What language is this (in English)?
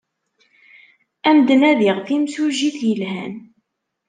Kabyle